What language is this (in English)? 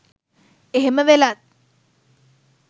Sinhala